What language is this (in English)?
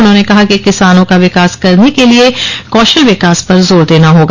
Hindi